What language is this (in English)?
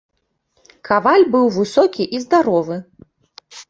Belarusian